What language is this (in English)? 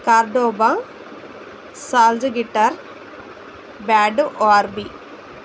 Telugu